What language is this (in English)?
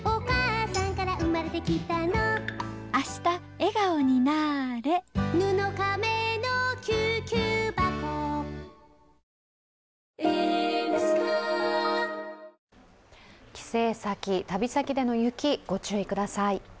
Japanese